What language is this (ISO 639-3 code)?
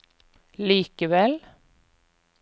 nor